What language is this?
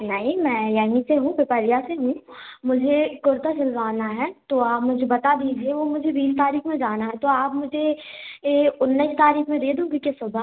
Hindi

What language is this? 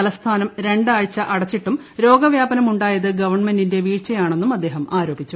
Malayalam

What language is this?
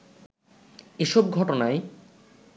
Bangla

